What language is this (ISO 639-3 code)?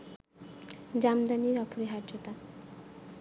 ben